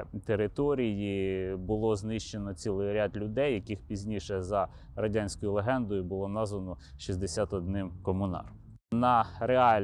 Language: Ukrainian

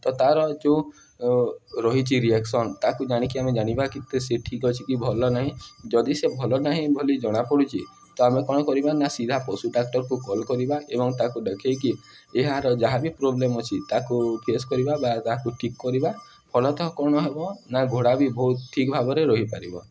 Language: Odia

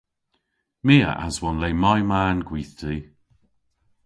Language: Cornish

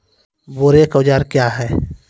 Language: Maithili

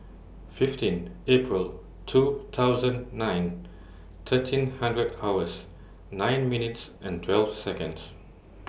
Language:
English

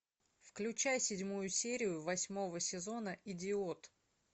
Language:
Russian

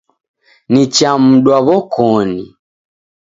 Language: Taita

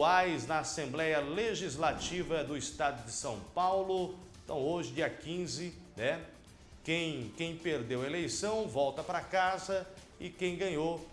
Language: Portuguese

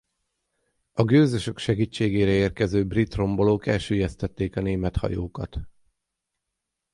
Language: Hungarian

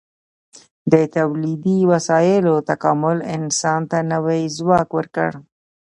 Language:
Pashto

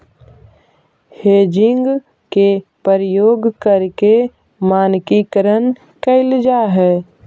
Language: Magahi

